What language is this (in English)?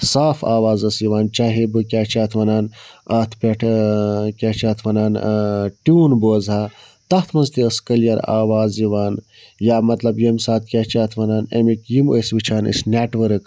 Kashmiri